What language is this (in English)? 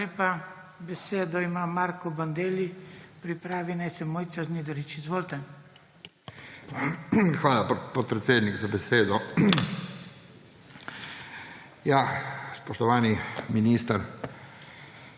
Slovenian